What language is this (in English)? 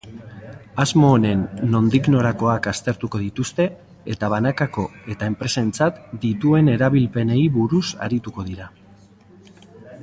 Basque